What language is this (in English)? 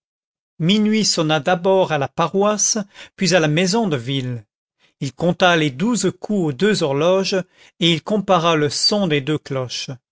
French